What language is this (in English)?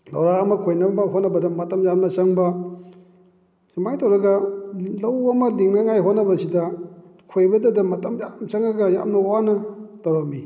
Manipuri